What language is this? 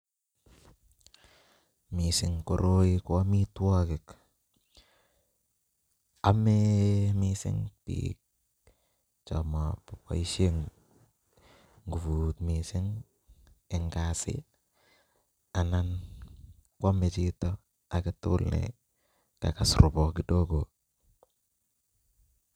Kalenjin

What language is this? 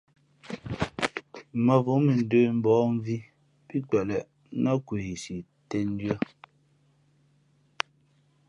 Fe'fe'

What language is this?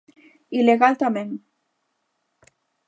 Galician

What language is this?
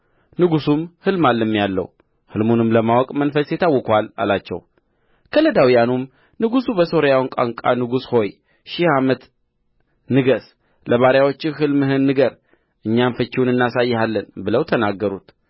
Amharic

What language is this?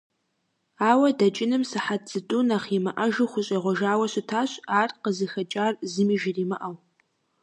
Kabardian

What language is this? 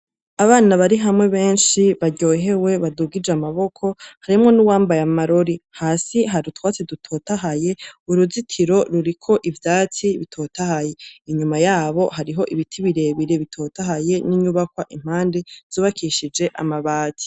Rundi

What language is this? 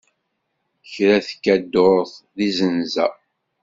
Kabyle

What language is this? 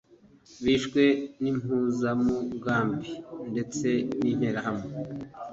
Kinyarwanda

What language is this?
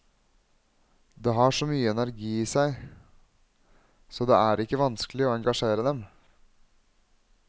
Norwegian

